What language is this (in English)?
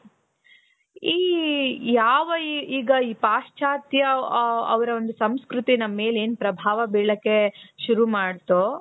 Kannada